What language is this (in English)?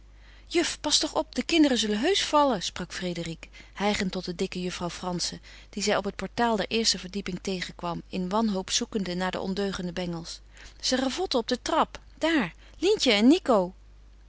Dutch